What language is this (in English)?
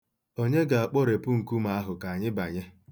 Igbo